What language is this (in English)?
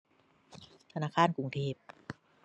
Thai